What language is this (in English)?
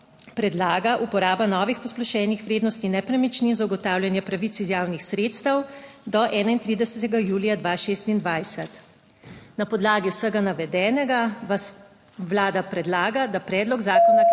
Slovenian